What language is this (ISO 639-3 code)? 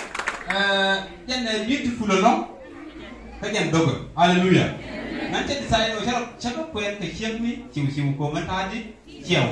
tha